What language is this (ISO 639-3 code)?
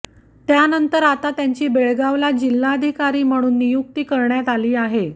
mar